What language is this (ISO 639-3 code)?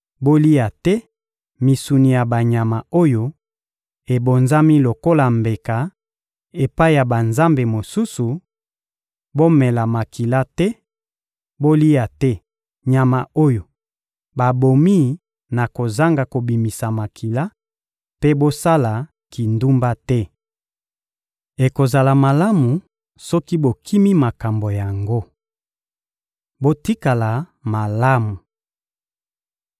lin